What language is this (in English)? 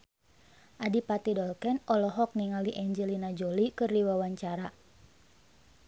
Sundanese